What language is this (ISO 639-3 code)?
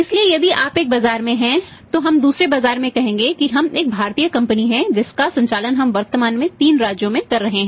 hin